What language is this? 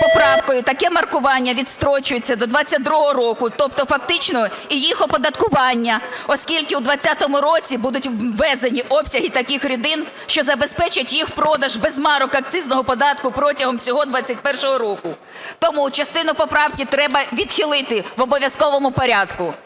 Ukrainian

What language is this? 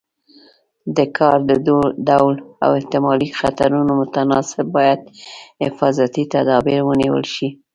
Pashto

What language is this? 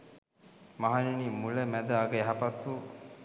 Sinhala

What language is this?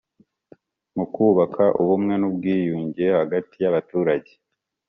Kinyarwanda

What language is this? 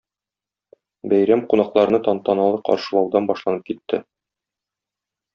Tatar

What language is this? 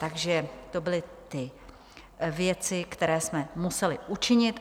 Czech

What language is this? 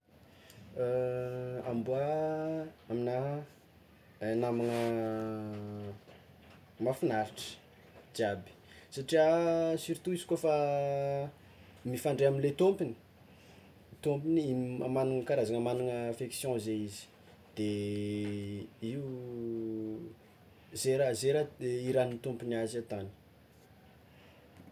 Tsimihety Malagasy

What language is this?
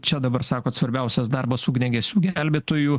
Lithuanian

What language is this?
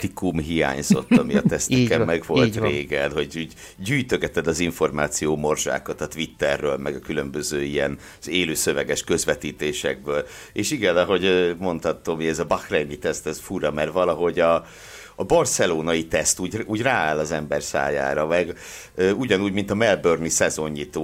Hungarian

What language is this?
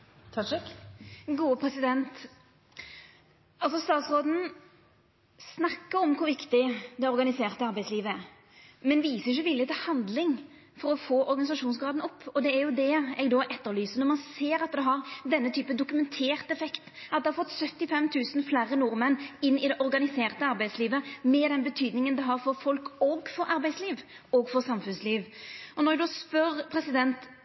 Norwegian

